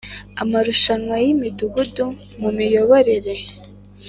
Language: Kinyarwanda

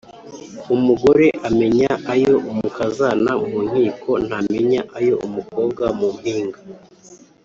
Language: Kinyarwanda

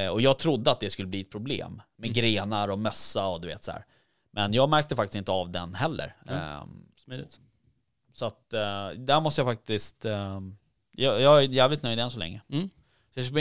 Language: Swedish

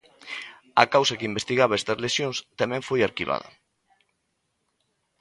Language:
Galician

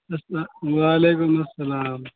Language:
Urdu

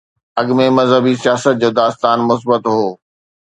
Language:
Sindhi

